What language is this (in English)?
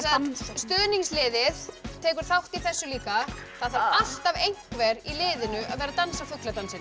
Icelandic